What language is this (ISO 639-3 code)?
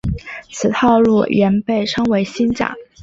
zho